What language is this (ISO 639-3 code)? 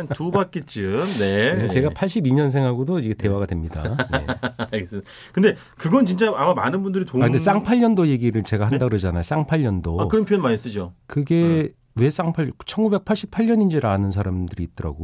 kor